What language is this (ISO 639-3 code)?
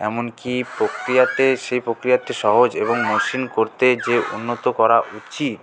ben